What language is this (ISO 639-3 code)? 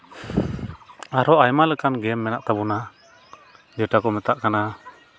sat